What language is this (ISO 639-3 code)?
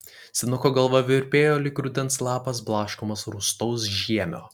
lit